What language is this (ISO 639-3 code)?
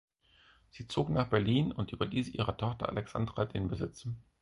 deu